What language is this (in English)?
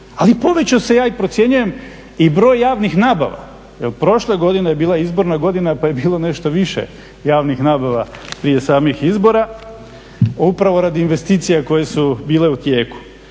Croatian